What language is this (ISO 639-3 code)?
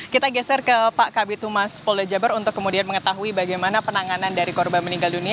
ind